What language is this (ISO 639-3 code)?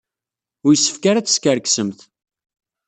kab